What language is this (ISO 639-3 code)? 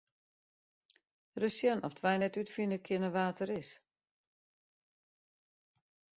fry